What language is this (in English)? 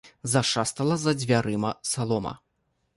Belarusian